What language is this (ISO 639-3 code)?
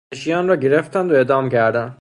fas